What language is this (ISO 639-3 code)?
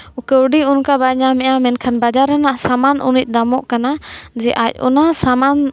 sat